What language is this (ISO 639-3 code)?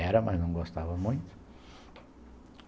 por